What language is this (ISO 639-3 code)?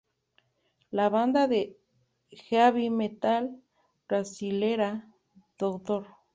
spa